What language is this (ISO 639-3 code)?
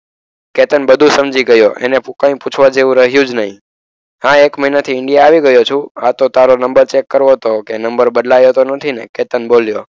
guj